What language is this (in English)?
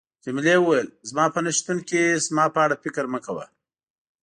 Pashto